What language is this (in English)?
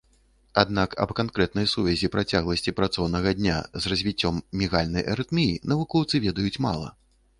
Belarusian